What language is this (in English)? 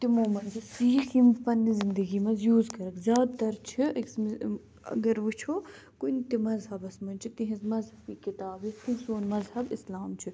Kashmiri